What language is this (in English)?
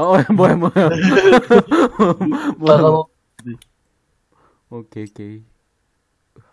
Korean